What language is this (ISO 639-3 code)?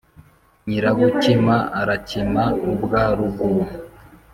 kin